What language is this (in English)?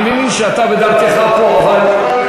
Hebrew